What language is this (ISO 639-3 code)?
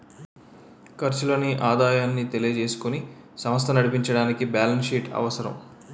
tel